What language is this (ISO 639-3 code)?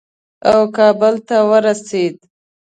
pus